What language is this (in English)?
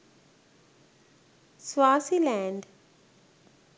Sinhala